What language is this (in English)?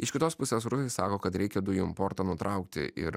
Lithuanian